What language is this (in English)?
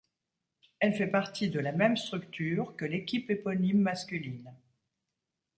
French